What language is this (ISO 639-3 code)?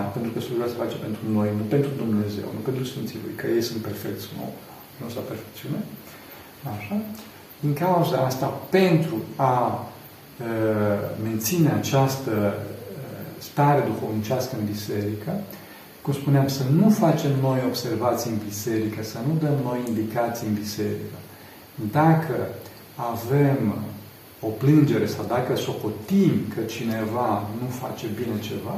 ron